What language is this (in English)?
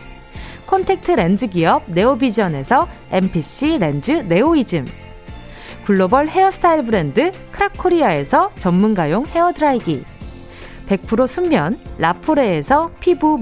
Korean